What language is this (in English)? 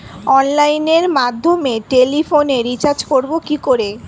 Bangla